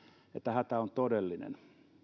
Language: Finnish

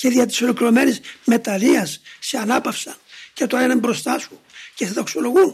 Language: Greek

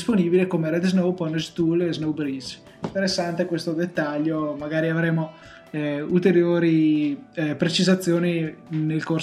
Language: Italian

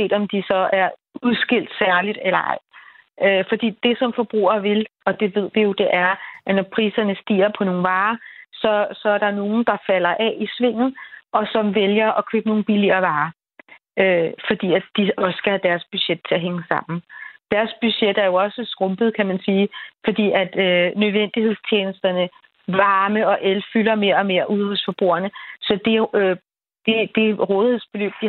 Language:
Danish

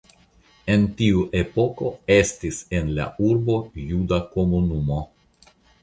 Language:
Esperanto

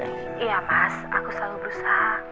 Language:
Indonesian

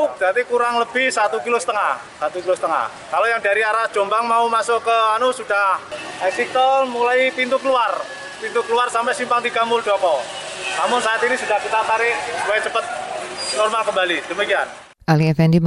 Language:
Indonesian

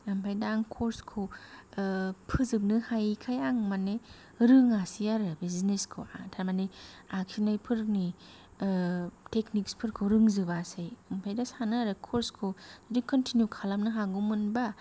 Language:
Bodo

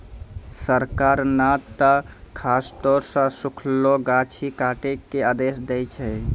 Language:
Maithili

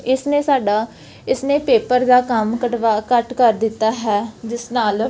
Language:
Punjabi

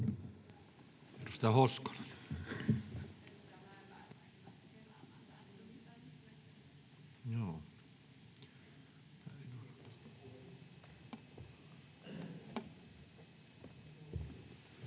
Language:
Finnish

